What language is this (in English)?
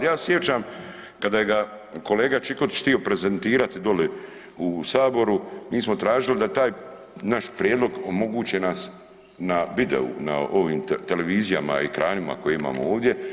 Croatian